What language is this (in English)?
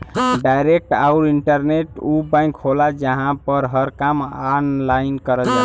Bhojpuri